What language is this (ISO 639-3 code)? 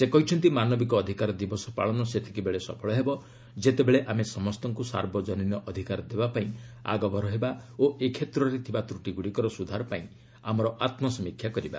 ori